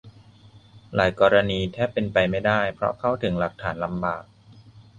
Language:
Thai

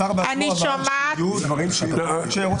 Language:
Hebrew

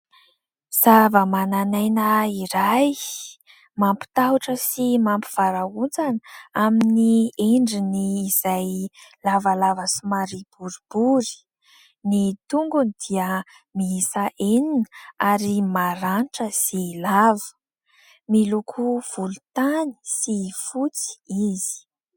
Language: Malagasy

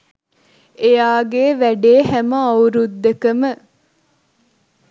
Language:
Sinhala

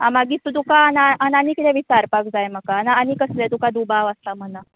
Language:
Konkani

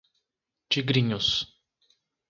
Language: Portuguese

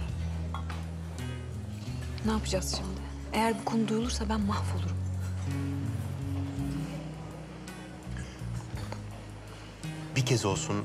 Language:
Turkish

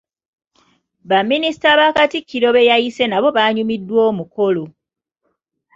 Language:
Ganda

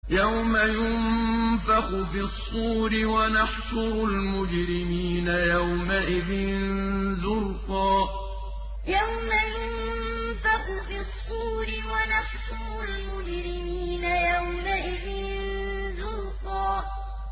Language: Arabic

